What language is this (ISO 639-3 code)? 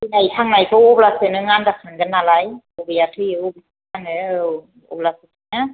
brx